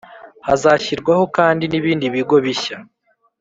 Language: Kinyarwanda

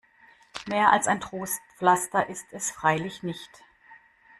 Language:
German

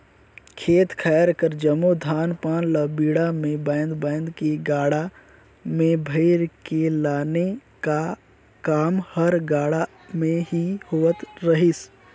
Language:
Chhattisgarhi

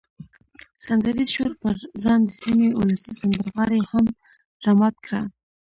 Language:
Pashto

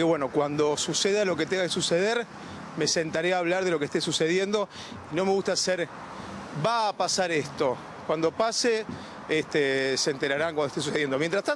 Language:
Spanish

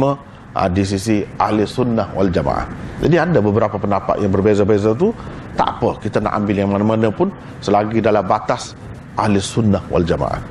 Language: Malay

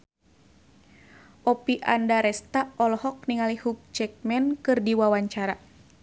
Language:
Sundanese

